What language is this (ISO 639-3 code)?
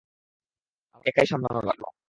ben